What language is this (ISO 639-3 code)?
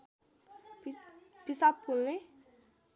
nep